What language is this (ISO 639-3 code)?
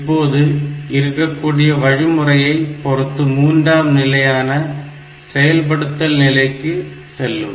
tam